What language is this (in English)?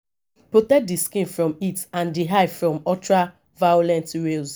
Nigerian Pidgin